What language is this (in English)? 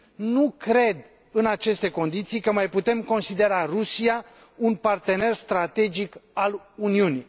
Romanian